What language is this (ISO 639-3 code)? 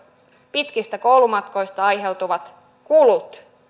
fin